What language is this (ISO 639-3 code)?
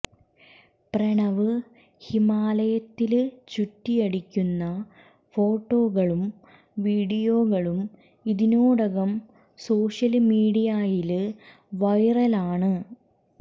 mal